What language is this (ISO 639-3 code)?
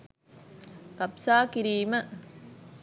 sin